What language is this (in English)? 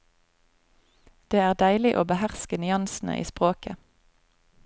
Norwegian